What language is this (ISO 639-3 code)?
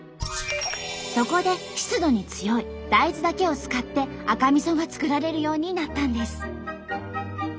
jpn